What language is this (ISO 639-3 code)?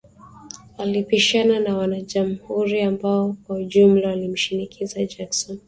swa